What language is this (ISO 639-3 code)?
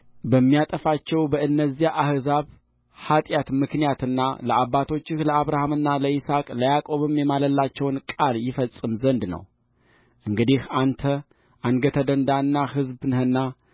amh